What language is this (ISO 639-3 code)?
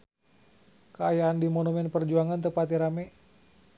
sun